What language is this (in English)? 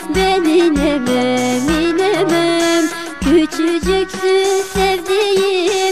Bulgarian